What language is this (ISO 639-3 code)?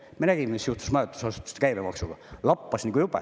est